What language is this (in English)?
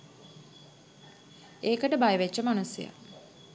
Sinhala